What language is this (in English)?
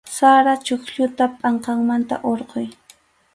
Arequipa-La Unión Quechua